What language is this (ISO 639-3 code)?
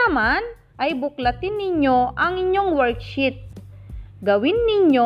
fil